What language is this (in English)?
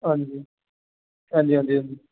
Dogri